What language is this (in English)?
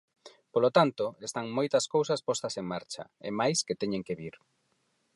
Galician